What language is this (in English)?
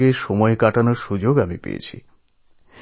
Bangla